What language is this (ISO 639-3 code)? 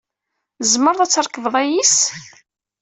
kab